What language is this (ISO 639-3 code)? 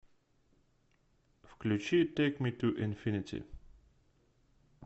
rus